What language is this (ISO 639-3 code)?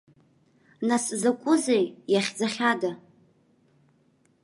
abk